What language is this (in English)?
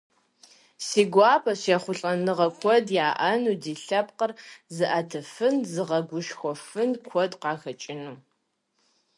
Kabardian